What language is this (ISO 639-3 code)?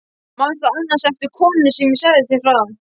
isl